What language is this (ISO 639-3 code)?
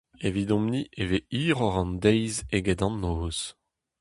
bre